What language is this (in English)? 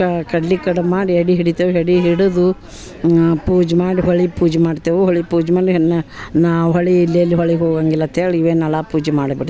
Kannada